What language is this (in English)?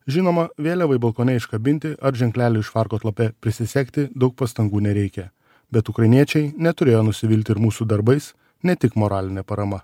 Lithuanian